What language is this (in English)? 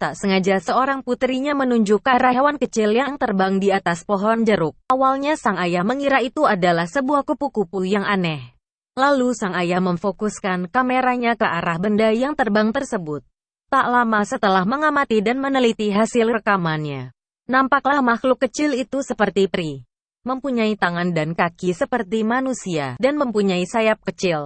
Indonesian